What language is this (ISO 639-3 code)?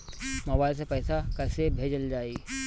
bho